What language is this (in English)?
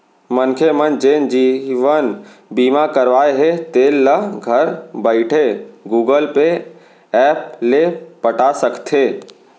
Chhattisgarhi